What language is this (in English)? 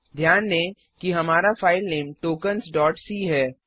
Hindi